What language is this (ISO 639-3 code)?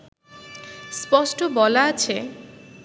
ben